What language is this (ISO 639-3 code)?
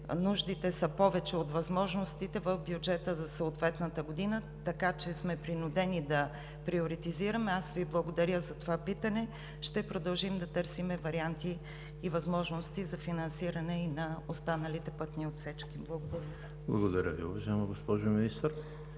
bul